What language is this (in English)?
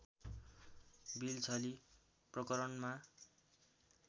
Nepali